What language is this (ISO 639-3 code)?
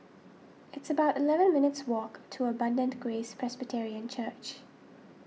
eng